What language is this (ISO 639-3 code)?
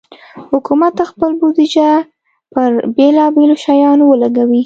pus